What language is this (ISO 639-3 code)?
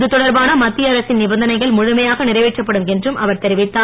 tam